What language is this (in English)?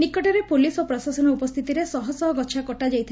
Odia